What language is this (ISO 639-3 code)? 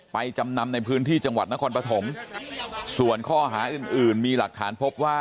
tha